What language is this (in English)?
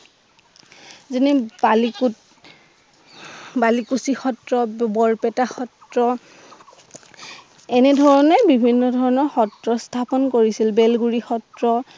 Assamese